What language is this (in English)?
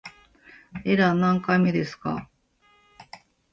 Japanese